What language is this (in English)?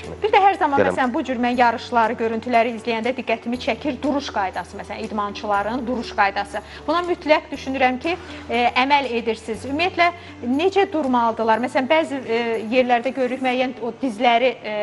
Turkish